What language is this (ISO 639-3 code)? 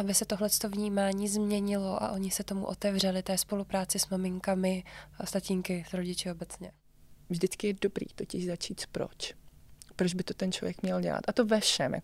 ces